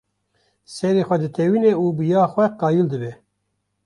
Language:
Kurdish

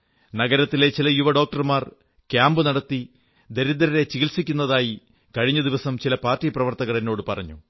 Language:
Malayalam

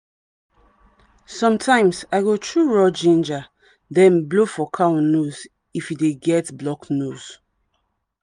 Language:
Nigerian Pidgin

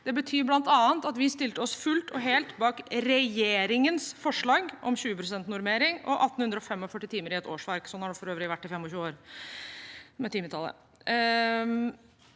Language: Norwegian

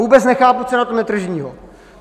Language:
Czech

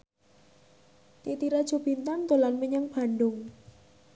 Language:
Javanese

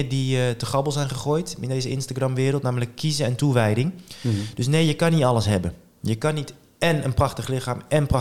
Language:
Dutch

